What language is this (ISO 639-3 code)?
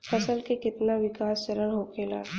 bho